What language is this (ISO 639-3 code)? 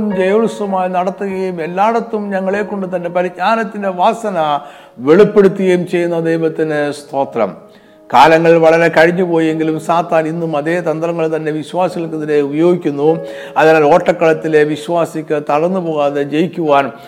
mal